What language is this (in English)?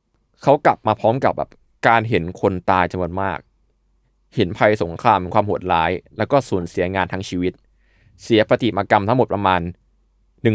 Thai